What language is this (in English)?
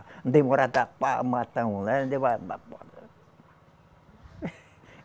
Portuguese